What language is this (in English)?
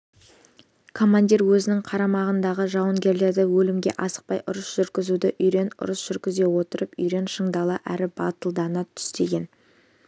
Kazakh